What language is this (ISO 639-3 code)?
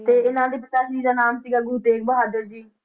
pan